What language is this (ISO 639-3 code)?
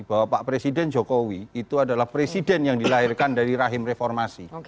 ind